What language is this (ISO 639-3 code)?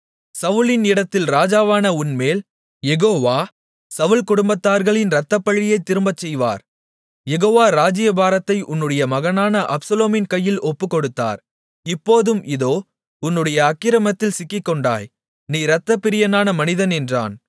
tam